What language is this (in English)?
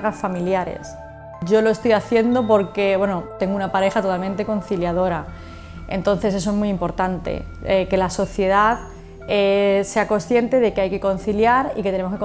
Spanish